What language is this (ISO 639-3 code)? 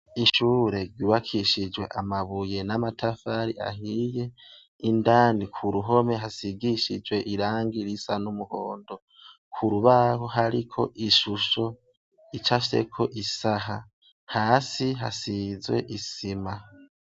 run